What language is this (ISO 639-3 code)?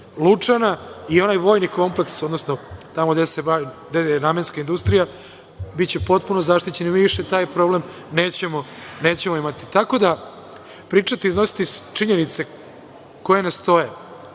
srp